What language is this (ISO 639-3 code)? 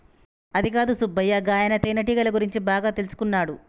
tel